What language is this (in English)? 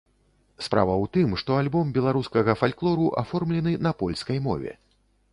Belarusian